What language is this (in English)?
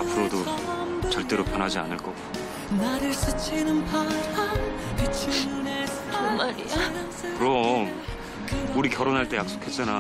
Korean